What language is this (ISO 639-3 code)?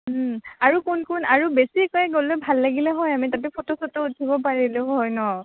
asm